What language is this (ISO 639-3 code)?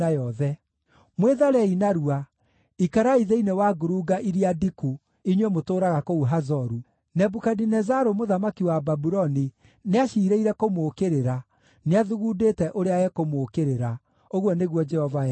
kik